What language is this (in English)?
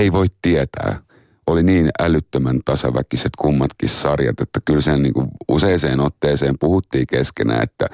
Finnish